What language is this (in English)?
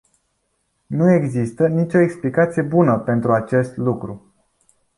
Romanian